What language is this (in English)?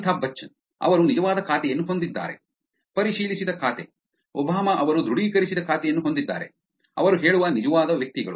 Kannada